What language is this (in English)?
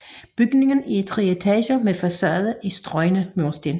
Danish